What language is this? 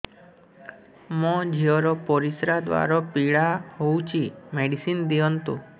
Odia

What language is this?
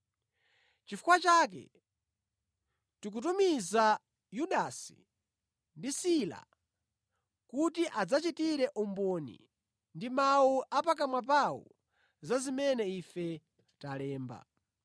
Nyanja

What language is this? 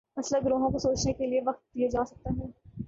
Urdu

